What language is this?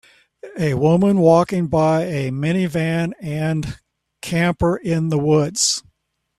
English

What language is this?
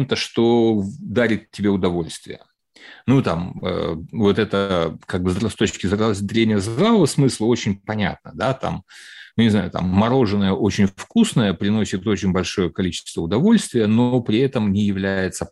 Russian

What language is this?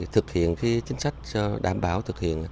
Vietnamese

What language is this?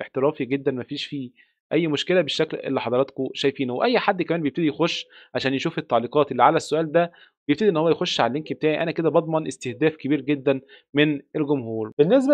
Arabic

